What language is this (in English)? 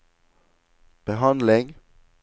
Norwegian